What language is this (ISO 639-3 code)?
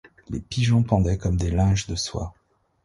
fra